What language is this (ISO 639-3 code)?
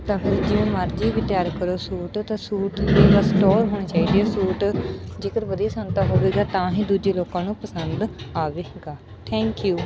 pan